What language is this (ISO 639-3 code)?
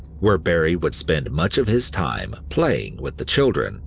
eng